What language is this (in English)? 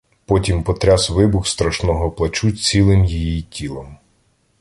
Ukrainian